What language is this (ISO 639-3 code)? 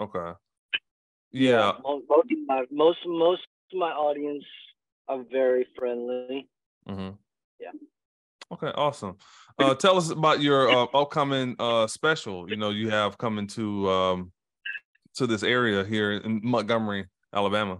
eng